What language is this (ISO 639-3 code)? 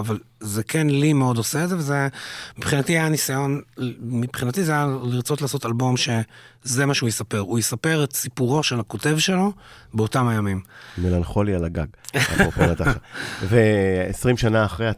heb